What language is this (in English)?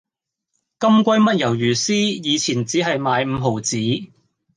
Cantonese